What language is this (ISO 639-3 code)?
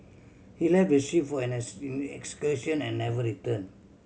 eng